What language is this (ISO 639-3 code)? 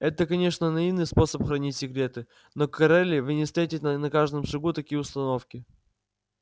rus